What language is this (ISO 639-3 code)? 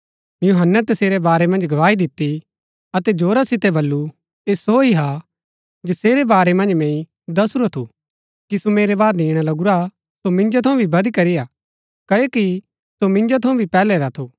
gbk